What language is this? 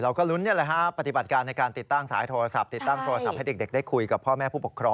Thai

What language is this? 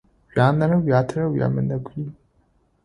Adyghe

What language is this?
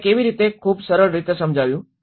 Gujarati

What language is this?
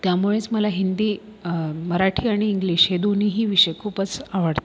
Marathi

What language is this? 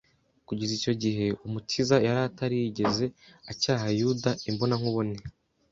Kinyarwanda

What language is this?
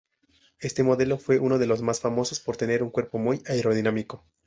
Spanish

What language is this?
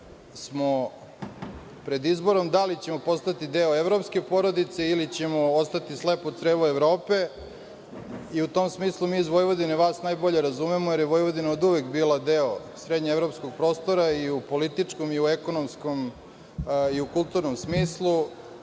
Serbian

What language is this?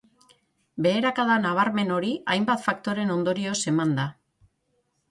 Basque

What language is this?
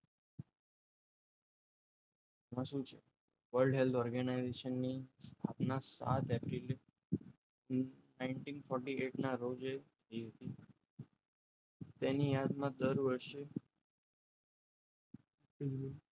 Gujarati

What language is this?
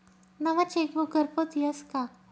Marathi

